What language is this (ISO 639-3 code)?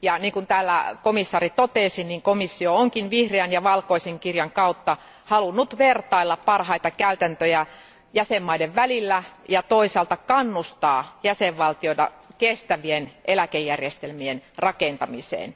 fin